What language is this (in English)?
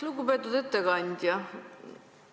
Estonian